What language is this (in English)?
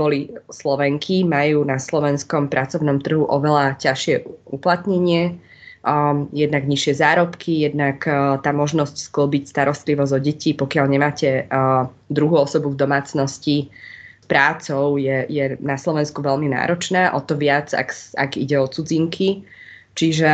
Slovak